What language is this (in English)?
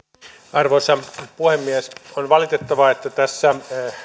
Finnish